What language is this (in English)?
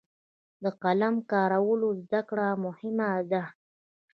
Pashto